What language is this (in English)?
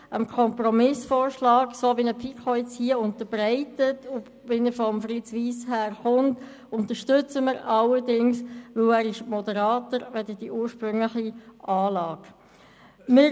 Swiss German